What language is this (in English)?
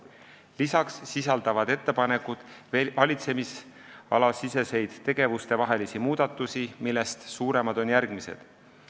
Estonian